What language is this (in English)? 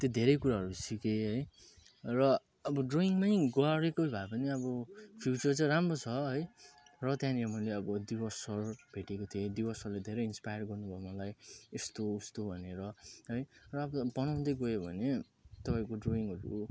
Nepali